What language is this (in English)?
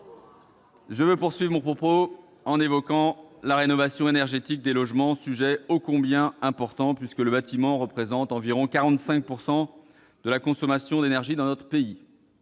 French